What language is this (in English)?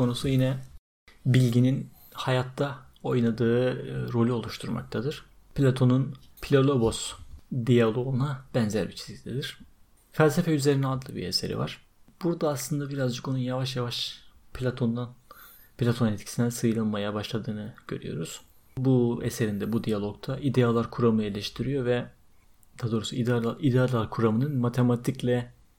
Turkish